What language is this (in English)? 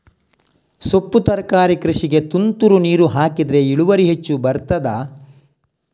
Kannada